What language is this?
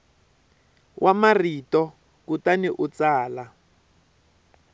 Tsonga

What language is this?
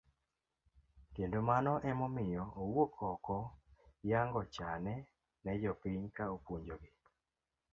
Luo (Kenya and Tanzania)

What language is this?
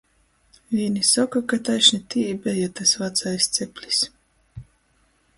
Latgalian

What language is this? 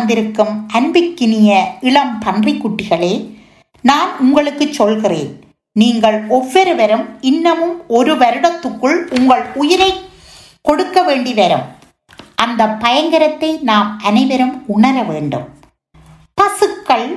Tamil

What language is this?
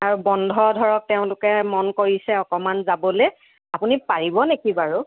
Assamese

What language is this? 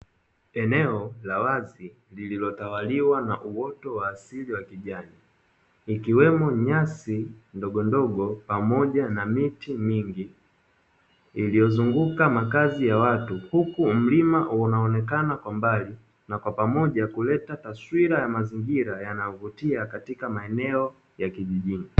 Swahili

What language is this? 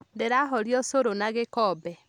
Kikuyu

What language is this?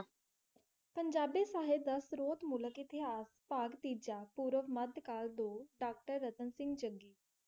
Punjabi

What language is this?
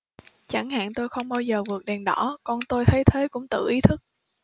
Vietnamese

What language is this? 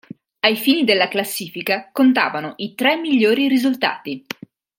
Italian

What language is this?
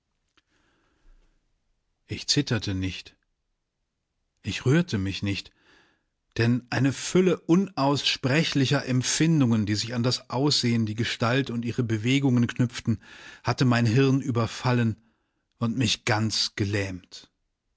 German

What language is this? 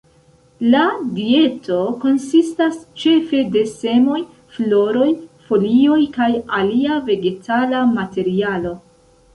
Esperanto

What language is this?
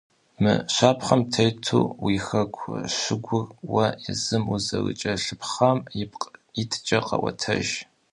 Kabardian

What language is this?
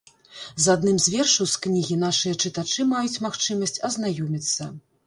Belarusian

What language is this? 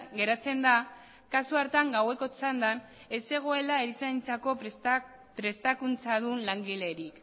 Basque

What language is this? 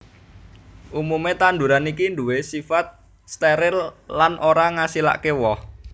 Javanese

